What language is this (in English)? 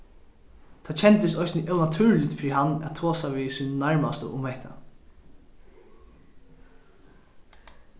Faroese